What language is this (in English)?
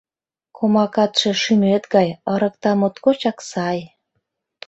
Mari